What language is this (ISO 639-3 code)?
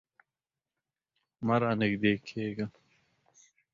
pus